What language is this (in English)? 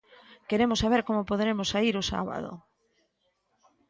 Galician